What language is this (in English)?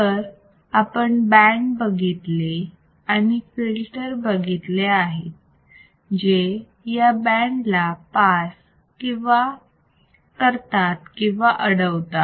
Marathi